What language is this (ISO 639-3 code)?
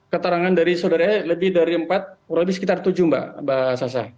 ind